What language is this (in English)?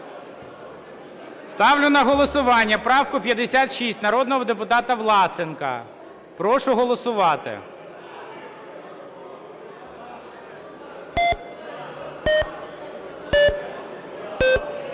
Ukrainian